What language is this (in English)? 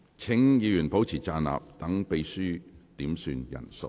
Cantonese